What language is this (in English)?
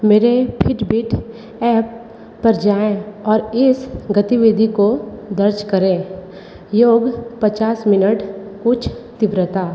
Hindi